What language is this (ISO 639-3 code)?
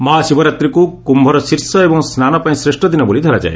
ori